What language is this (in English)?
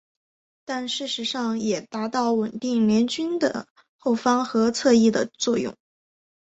Chinese